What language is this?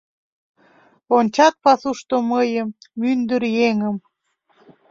Mari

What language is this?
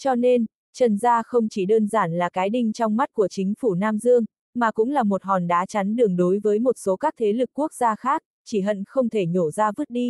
Vietnamese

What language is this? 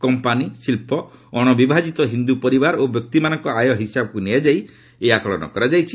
Odia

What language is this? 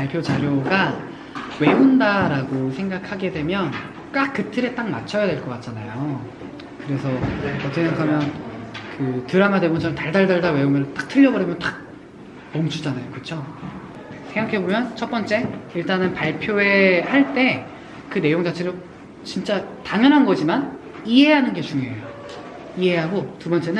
Korean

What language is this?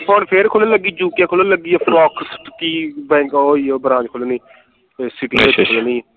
Punjabi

